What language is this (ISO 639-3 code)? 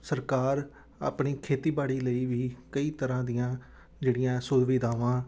pan